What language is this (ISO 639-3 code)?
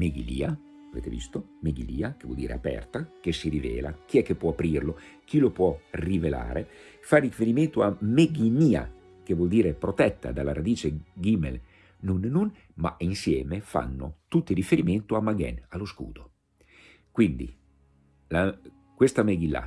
ita